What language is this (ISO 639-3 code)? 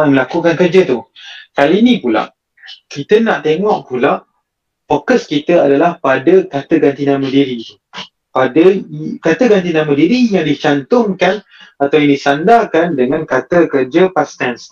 msa